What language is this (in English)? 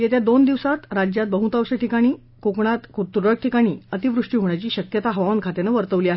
Marathi